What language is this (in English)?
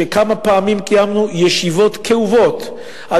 Hebrew